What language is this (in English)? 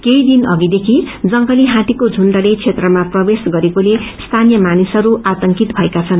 Nepali